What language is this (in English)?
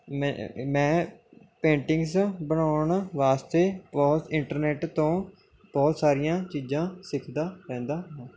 Punjabi